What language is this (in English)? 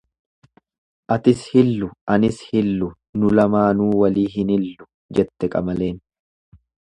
Oromo